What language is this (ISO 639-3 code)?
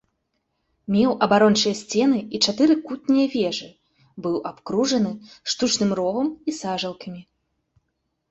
bel